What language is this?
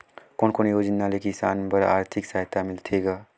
Chhattisgarhi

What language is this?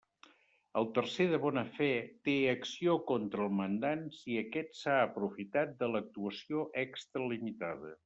Catalan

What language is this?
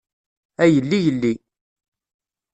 Kabyle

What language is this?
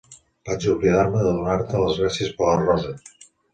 Catalan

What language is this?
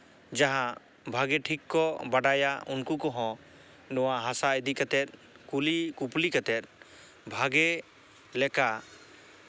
Santali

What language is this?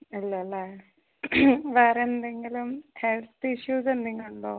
Malayalam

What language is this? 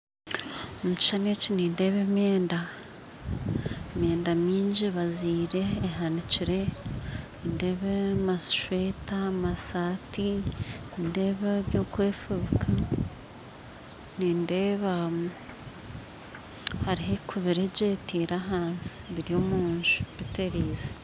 Nyankole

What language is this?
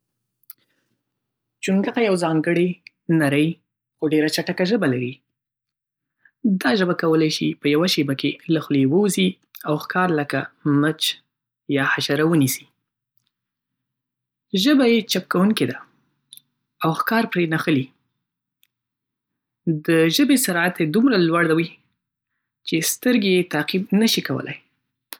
Pashto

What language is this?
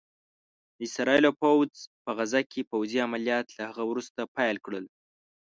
Pashto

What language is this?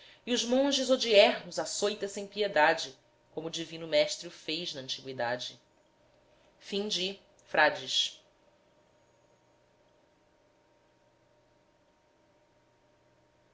Portuguese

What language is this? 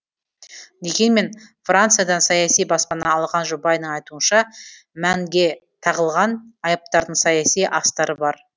Kazakh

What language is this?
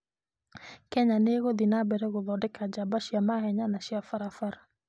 Kikuyu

